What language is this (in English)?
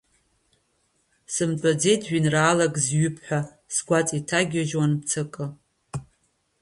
Abkhazian